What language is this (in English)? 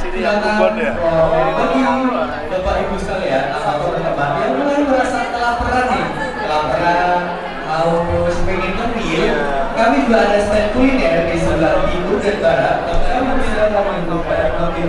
Indonesian